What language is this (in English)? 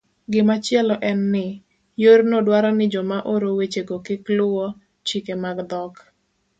Luo (Kenya and Tanzania)